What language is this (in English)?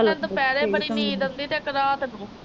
Punjabi